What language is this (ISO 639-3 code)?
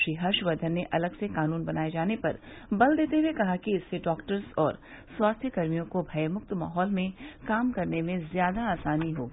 hin